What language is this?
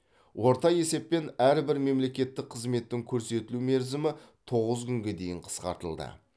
Kazakh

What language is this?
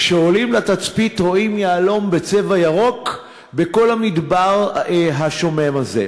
Hebrew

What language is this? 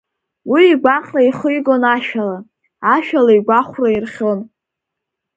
Abkhazian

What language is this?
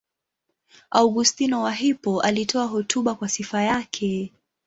Swahili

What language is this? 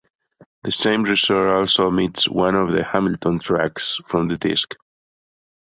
English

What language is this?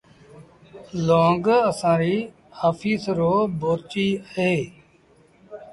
Sindhi Bhil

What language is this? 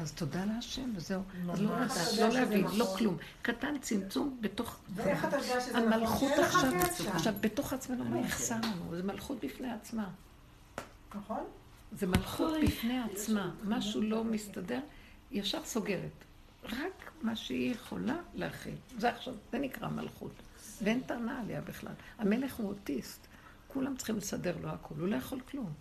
Hebrew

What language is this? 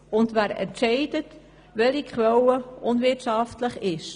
Swiss German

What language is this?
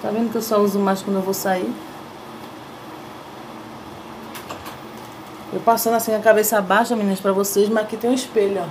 Portuguese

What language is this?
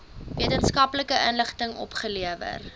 Afrikaans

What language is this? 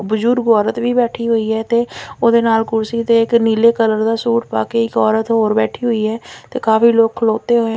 Punjabi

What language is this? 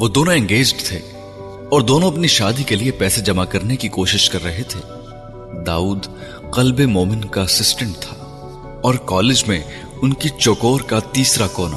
Urdu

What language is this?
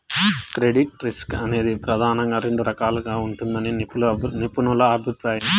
Telugu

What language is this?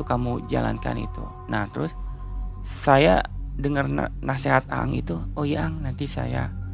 Indonesian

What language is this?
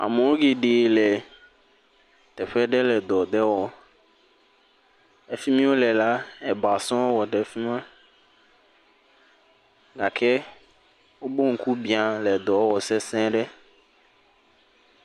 Ewe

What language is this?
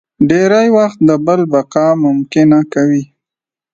Pashto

